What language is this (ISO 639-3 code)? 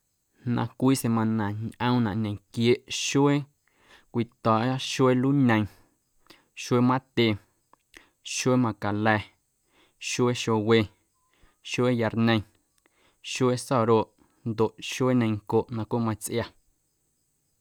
amu